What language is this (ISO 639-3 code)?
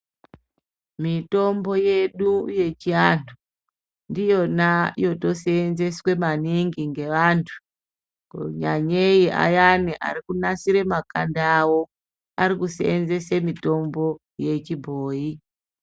ndc